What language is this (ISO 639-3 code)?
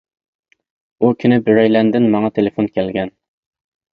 uig